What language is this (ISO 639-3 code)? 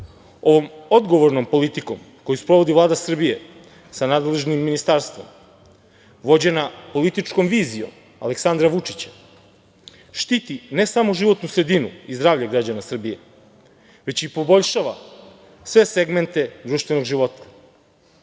srp